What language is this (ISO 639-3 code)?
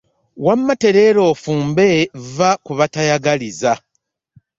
lug